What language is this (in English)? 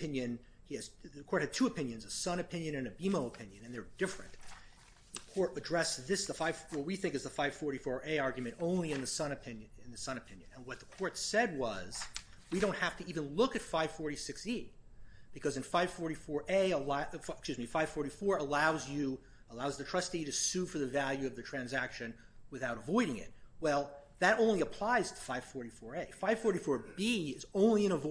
English